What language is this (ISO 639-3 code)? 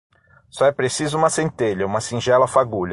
por